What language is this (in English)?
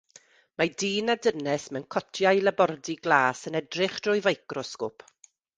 Welsh